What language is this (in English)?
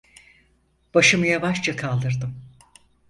Turkish